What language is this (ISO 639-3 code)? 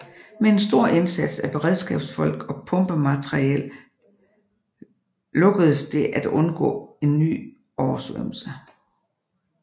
dan